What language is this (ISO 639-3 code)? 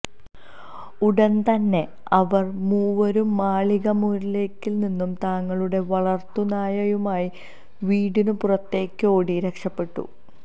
mal